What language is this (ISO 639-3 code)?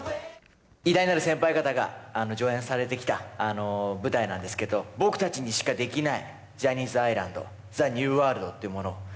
jpn